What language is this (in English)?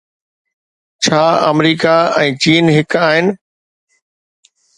Sindhi